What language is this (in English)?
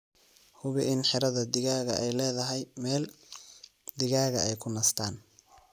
Somali